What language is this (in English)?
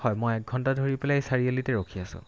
Assamese